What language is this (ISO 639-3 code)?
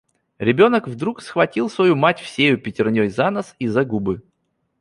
rus